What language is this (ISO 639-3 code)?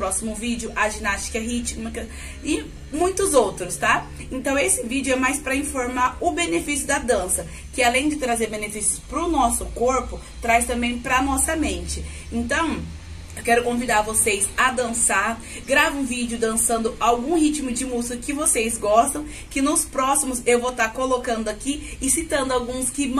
por